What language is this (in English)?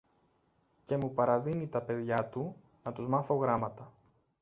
Greek